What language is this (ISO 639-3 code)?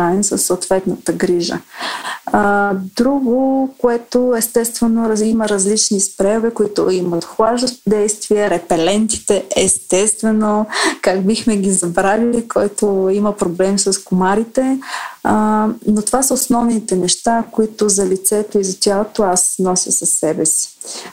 bul